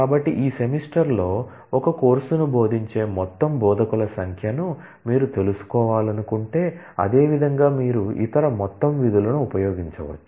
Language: Telugu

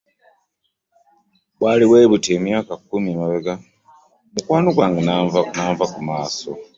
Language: Ganda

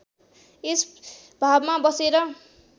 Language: Nepali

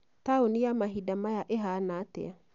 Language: Kikuyu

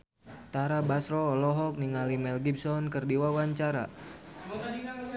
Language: Sundanese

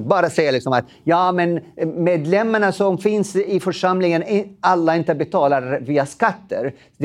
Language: Swedish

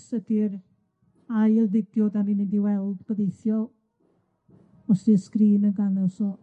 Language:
Welsh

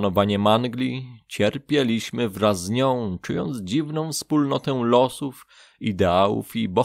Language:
Polish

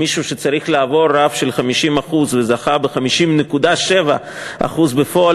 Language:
Hebrew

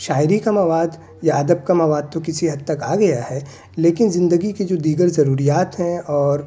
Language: Urdu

